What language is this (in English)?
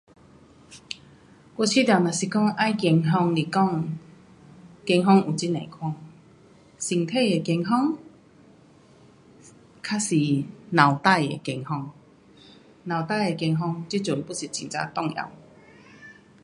Pu-Xian Chinese